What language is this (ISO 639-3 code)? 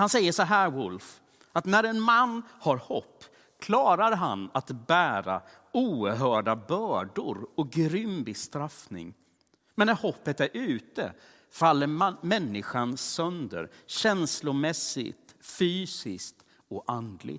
swe